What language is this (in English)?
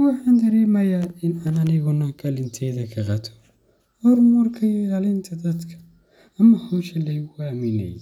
Somali